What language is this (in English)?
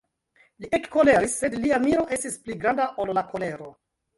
Esperanto